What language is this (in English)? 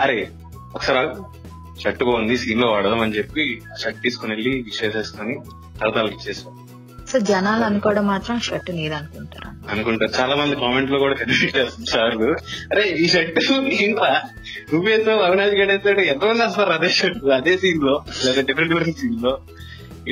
Telugu